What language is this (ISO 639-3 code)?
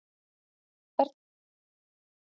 isl